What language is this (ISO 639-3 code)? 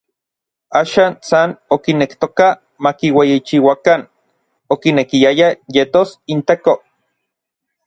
nlv